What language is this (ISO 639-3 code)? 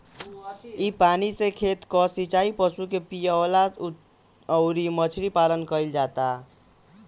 bho